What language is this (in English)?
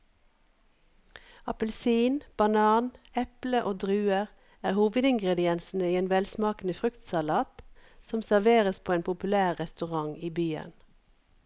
Norwegian